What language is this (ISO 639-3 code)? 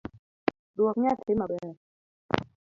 luo